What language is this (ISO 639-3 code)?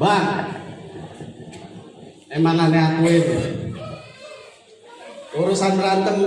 ind